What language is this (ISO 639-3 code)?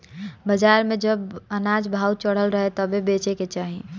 bho